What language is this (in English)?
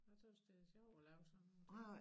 Danish